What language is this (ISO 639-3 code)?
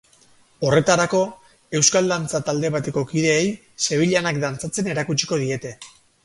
eus